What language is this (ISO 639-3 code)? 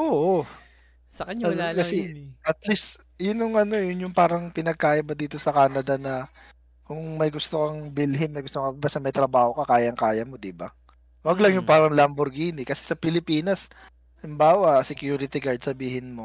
fil